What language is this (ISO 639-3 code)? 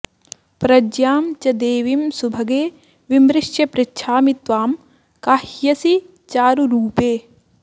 san